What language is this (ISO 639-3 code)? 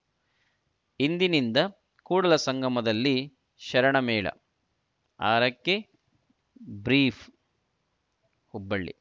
kan